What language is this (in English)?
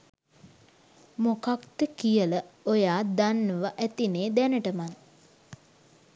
Sinhala